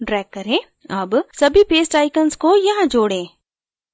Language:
Hindi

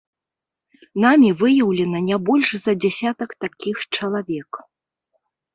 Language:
Belarusian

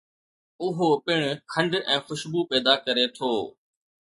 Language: Sindhi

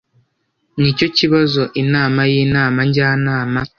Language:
Kinyarwanda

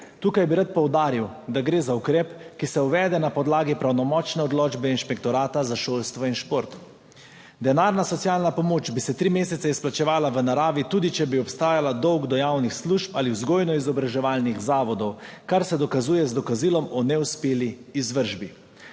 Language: Slovenian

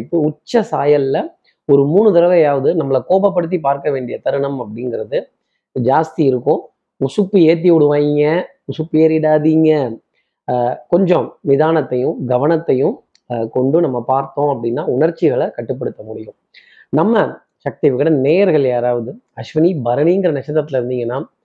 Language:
Tamil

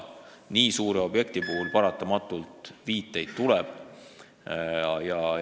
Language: Estonian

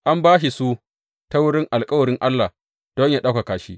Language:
Hausa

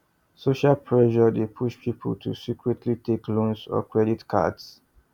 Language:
Nigerian Pidgin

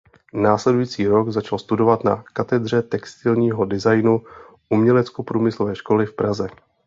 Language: Czech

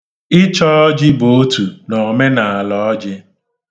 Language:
Igbo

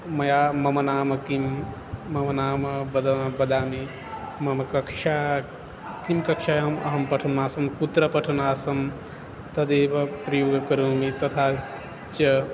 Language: Sanskrit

